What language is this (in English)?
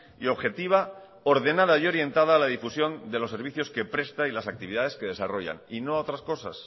Spanish